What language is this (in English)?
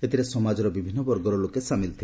Odia